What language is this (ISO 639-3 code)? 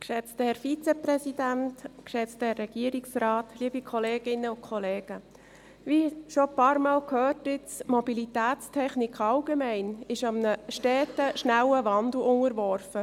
gsw